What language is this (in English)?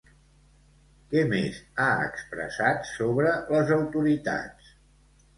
Catalan